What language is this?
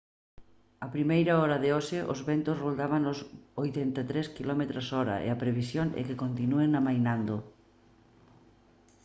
Galician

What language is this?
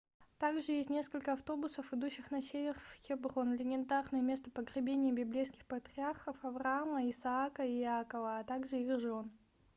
Russian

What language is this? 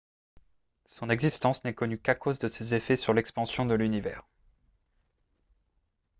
French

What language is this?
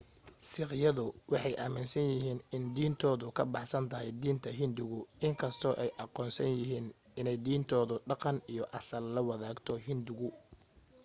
Somali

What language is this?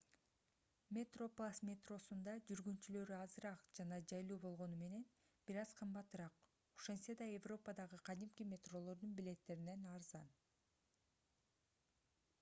Kyrgyz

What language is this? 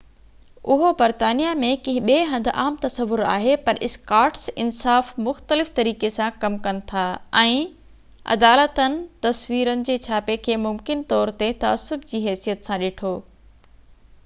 Sindhi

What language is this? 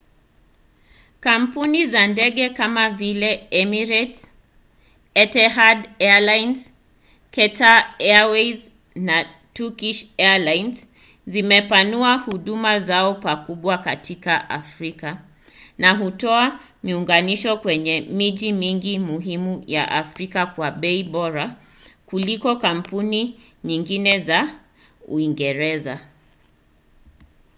Swahili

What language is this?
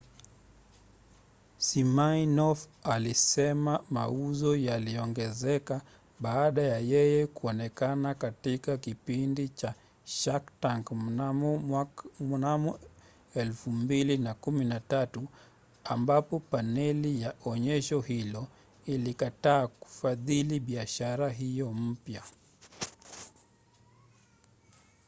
Swahili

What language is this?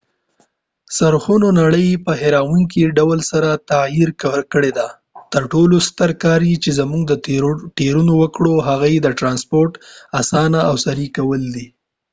Pashto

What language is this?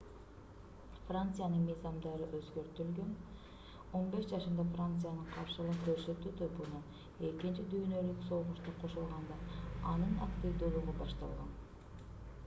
Kyrgyz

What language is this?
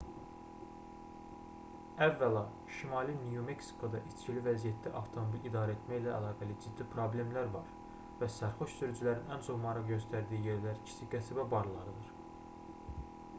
Azerbaijani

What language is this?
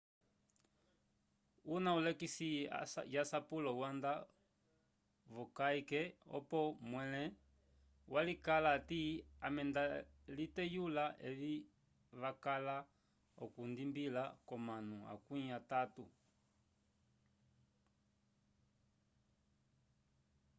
Umbundu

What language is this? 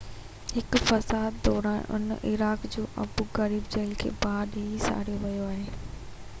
Sindhi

